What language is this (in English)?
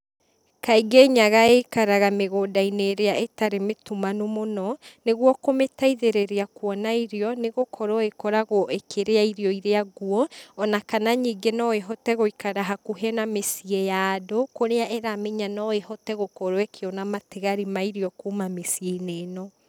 Kikuyu